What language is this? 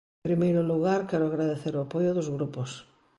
Galician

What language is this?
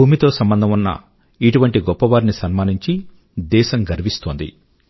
Telugu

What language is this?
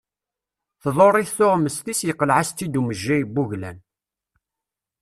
Kabyle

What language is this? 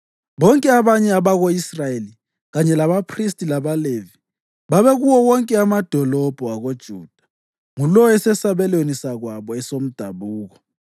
North Ndebele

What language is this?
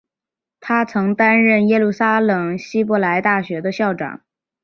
Chinese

